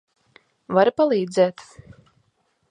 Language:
Latvian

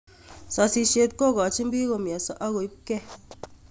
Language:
Kalenjin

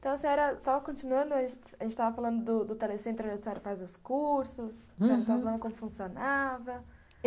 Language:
Portuguese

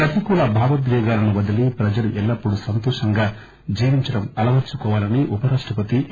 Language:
Telugu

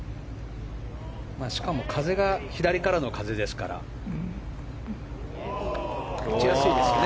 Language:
Japanese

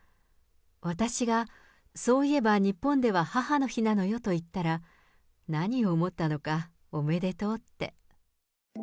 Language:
Japanese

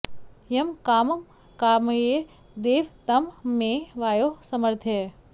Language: Sanskrit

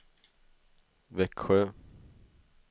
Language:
Swedish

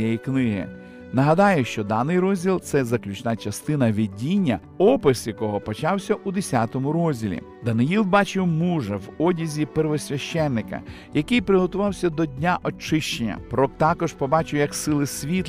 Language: Ukrainian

